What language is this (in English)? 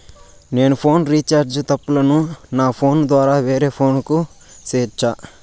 Telugu